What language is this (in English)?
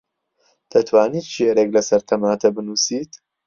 Central Kurdish